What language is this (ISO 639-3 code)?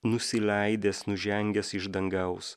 lit